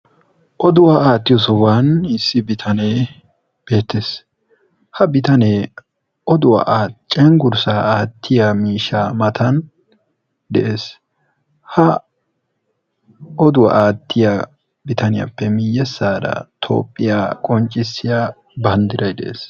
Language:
Wolaytta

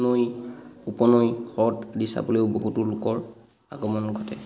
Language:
Assamese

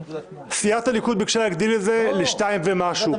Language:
Hebrew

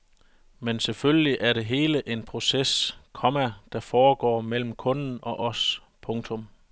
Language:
Danish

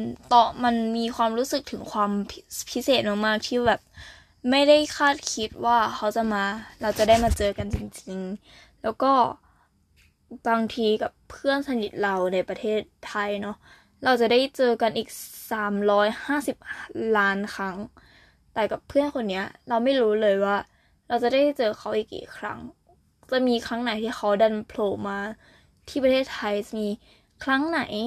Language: Thai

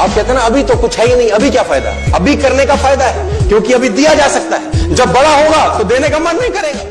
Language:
Hindi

